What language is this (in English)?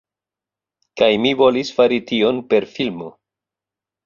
Esperanto